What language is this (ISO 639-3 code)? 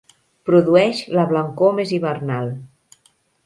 cat